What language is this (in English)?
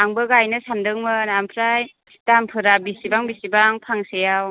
Bodo